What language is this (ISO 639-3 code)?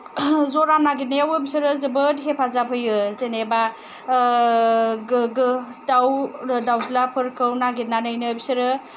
brx